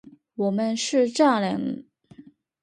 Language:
Chinese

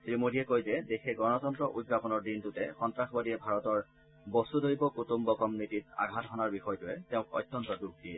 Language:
Assamese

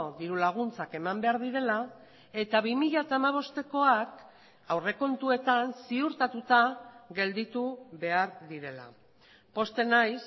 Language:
Basque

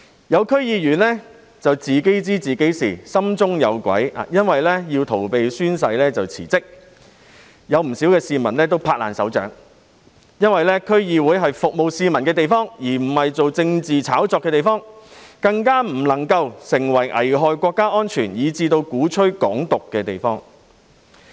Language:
Cantonese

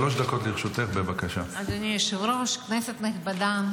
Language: Hebrew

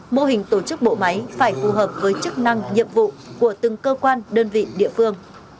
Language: Vietnamese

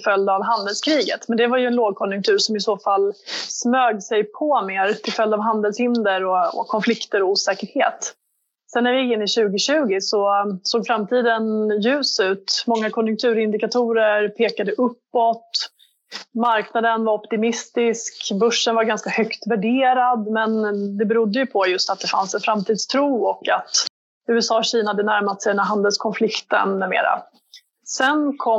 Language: Swedish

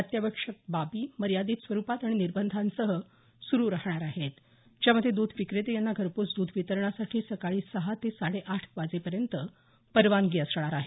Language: Marathi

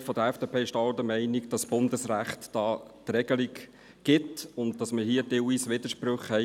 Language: Swiss German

